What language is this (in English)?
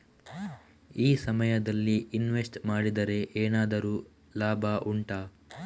Kannada